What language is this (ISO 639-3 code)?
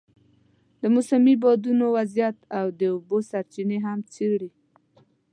pus